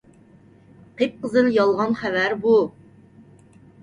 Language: Uyghur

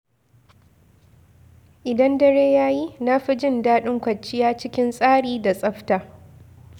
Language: Hausa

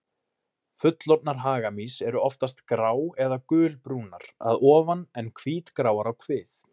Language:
Icelandic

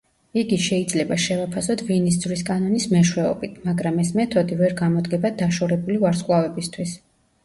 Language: Georgian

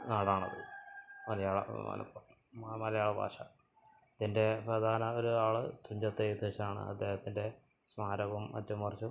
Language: Malayalam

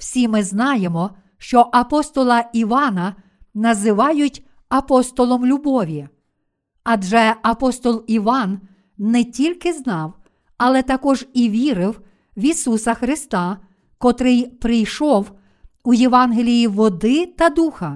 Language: Ukrainian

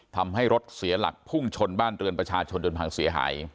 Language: Thai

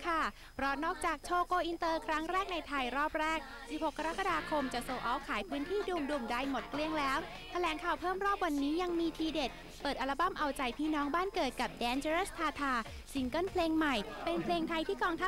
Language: Thai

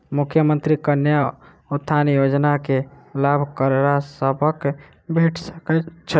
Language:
Maithili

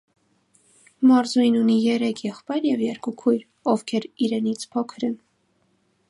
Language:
Armenian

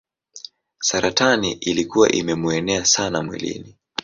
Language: Swahili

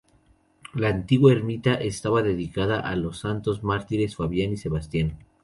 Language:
Spanish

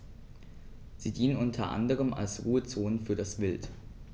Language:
German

